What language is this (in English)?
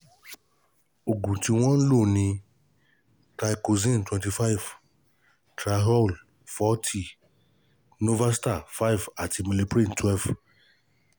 Yoruba